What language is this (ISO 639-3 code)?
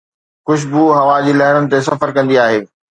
snd